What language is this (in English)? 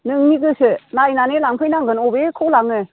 Bodo